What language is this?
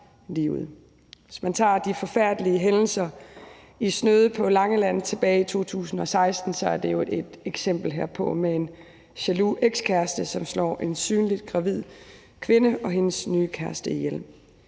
Danish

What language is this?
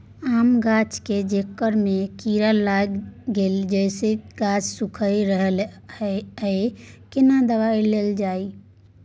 Maithili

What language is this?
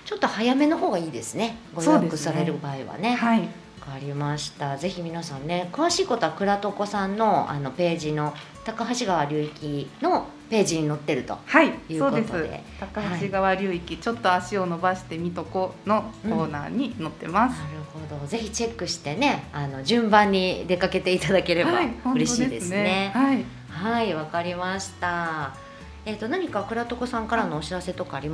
Japanese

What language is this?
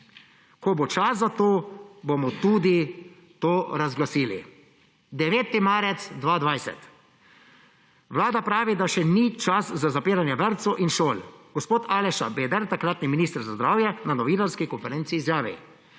Slovenian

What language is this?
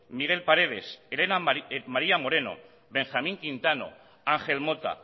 Basque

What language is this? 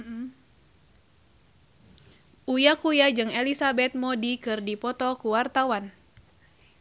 Sundanese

